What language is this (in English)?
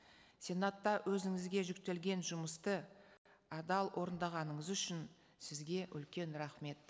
Kazakh